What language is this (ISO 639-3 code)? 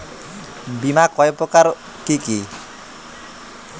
ben